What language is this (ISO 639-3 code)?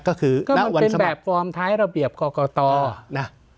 tha